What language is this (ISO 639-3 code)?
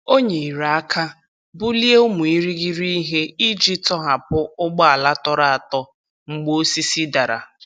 ibo